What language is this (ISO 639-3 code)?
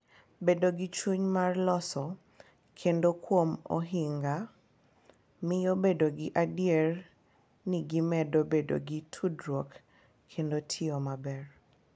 luo